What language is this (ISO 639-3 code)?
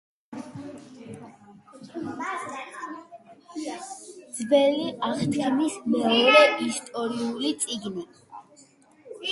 kat